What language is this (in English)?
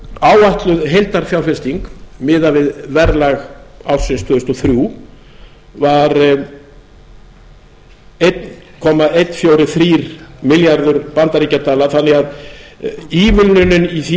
Icelandic